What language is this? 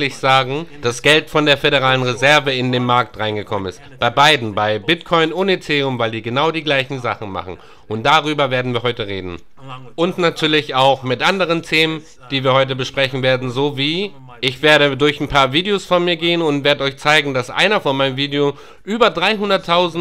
German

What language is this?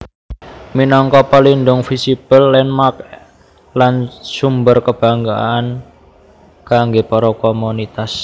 Javanese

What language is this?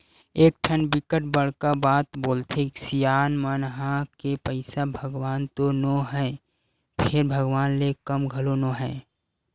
Chhattisgarhi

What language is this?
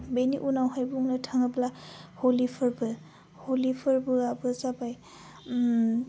Bodo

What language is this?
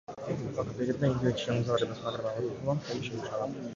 Georgian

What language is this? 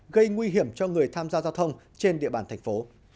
Vietnamese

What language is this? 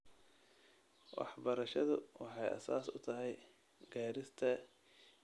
Somali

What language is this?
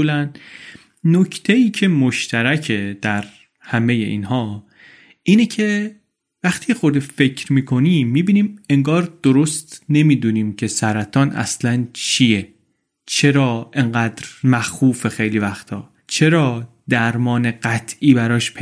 Persian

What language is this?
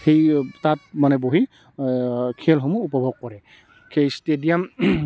Assamese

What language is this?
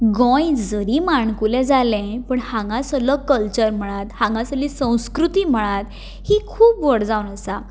Konkani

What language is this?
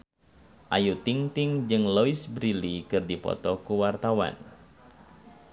Sundanese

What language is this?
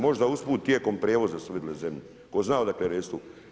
Croatian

